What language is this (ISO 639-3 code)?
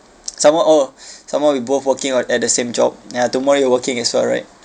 eng